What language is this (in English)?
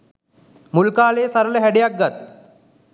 Sinhala